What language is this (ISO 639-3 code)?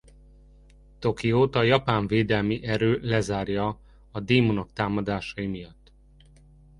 hun